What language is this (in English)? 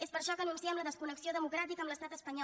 Catalan